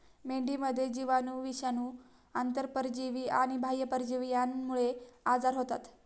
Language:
Marathi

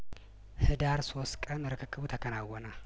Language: Amharic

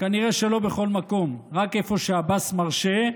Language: Hebrew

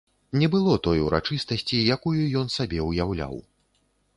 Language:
Belarusian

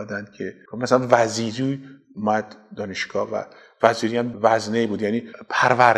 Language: Persian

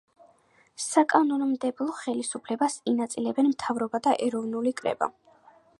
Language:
Georgian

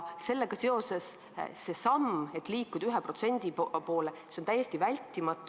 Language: Estonian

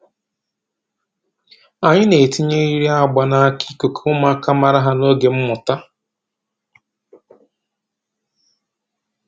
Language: Igbo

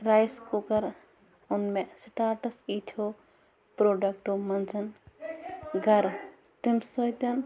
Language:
Kashmiri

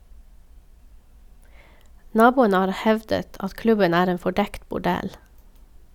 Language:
Norwegian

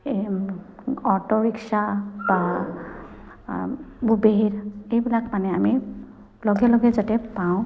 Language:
Assamese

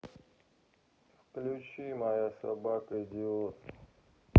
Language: Russian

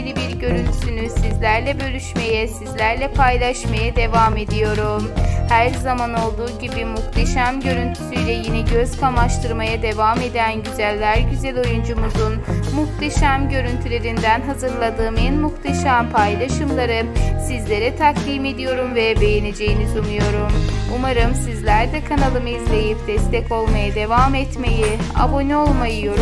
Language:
Turkish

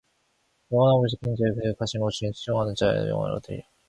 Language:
Korean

